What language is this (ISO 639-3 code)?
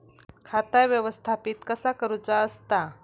mar